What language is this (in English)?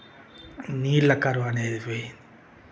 Telugu